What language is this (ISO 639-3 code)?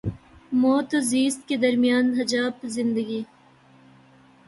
urd